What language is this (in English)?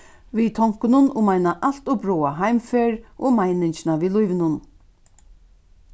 Faroese